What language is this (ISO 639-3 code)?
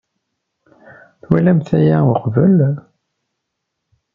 kab